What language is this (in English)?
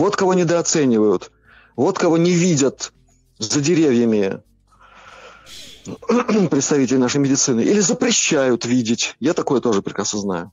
Russian